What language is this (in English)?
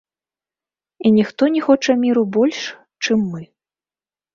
Belarusian